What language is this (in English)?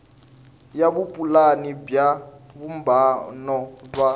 Tsonga